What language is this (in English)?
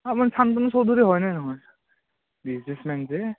Assamese